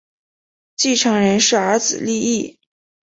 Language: Chinese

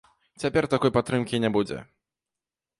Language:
Belarusian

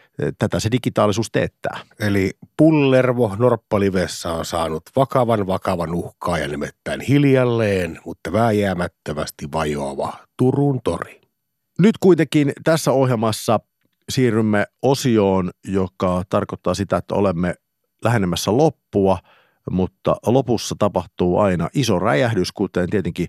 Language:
Finnish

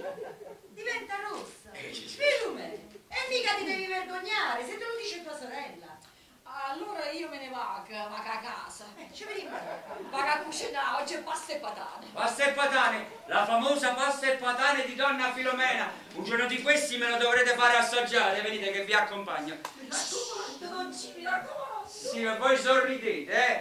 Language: Italian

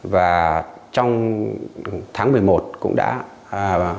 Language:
Vietnamese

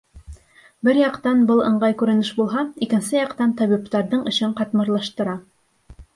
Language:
Bashkir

